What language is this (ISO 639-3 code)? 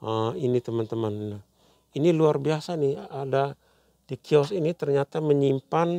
ind